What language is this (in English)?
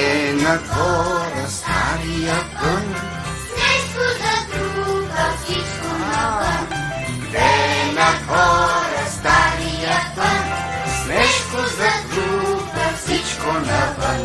Romanian